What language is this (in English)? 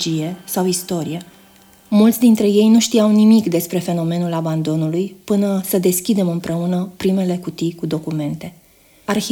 Romanian